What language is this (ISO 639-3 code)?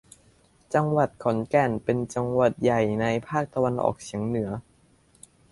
tha